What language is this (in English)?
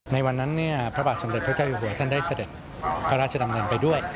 Thai